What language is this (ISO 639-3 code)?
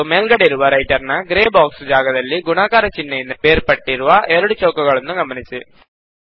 kan